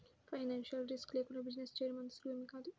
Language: Telugu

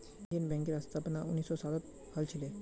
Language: Magahi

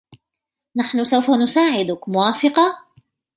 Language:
Arabic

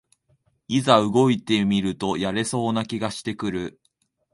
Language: Japanese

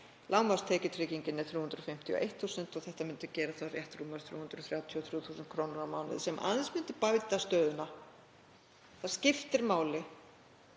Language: Icelandic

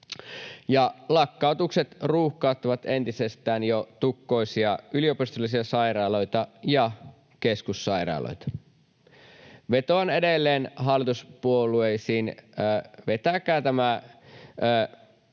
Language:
Finnish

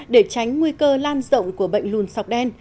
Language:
Vietnamese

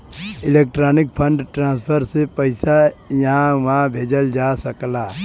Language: Bhojpuri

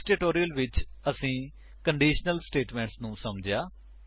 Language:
Punjabi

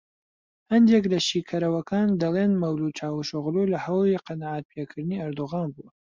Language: Central Kurdish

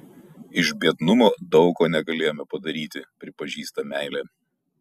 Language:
Lithuanian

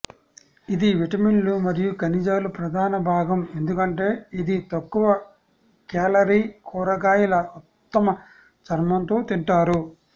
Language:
Telugu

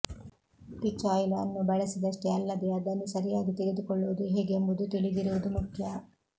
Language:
Kannada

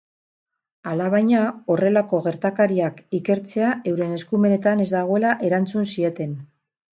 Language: Basque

